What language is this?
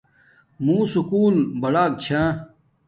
Domaaki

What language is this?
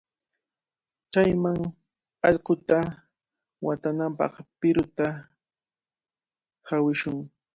Cajatambo North Lima Quechua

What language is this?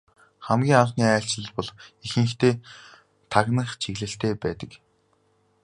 Mongolian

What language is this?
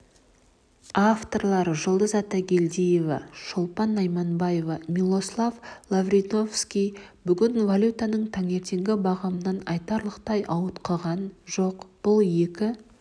Kazakh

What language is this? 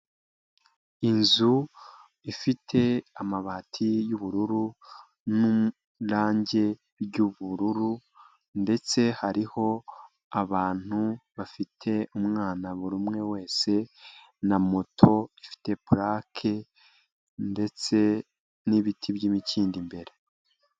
Kinyarwanda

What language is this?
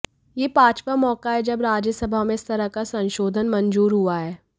Hindi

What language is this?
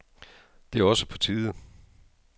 Danish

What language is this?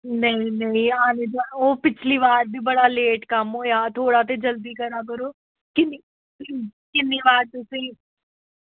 Dogri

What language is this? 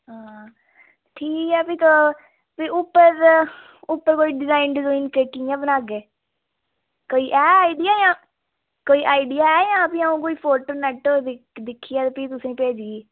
Dogri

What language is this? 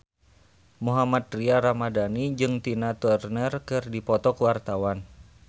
Sundanese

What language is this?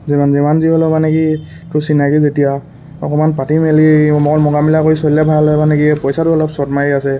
Assamese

